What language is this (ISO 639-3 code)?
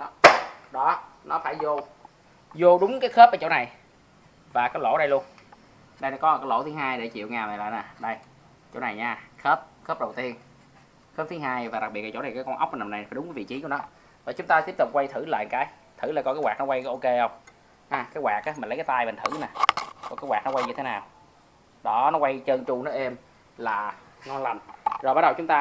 vie